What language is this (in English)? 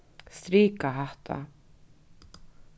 Faroese